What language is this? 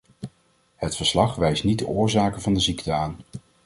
Dutch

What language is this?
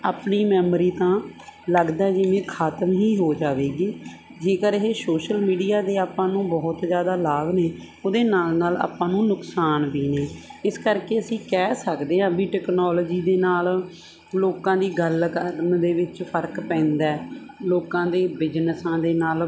Punjabi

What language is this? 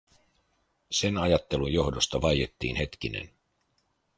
Finnish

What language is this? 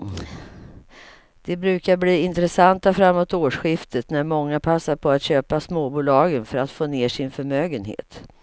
Swedish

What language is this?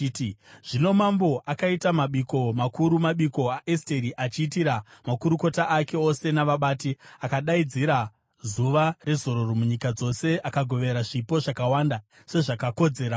Shona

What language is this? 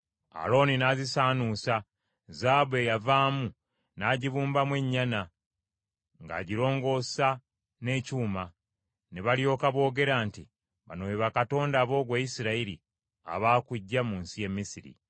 Ganda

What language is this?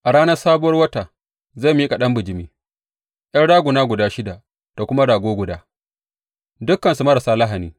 Hausa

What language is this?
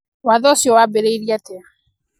Kikuyu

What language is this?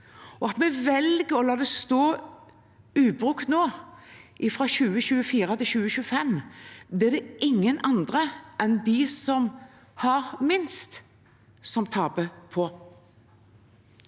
Norwegian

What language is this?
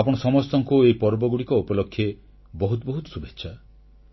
Odia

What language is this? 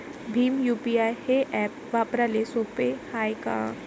Marathi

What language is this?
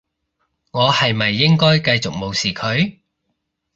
Cantonese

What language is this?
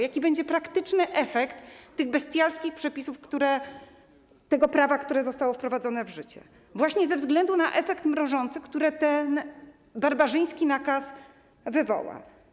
Polish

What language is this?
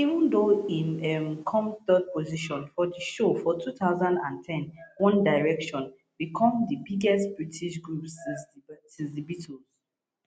Nigerian Pidgin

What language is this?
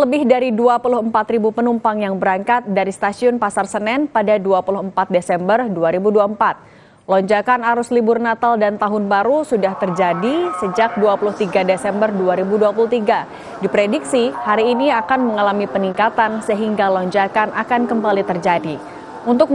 Indonesian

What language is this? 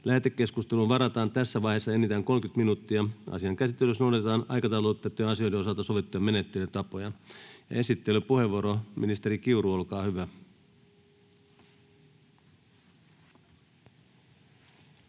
Finnish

